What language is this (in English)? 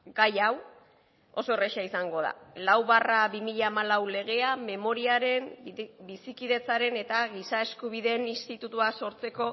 Basque